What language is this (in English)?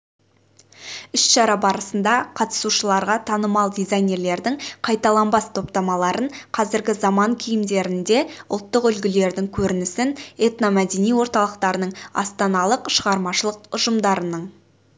Kazakh